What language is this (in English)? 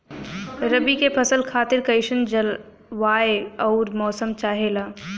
Bhojpuri